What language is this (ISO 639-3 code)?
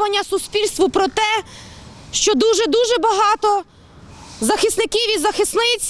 ukr